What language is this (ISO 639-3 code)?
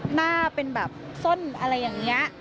tha